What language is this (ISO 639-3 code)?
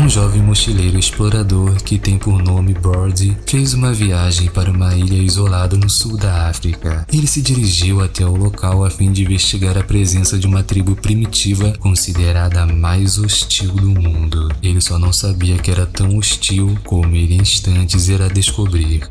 por